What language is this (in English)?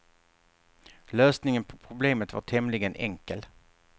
Swedish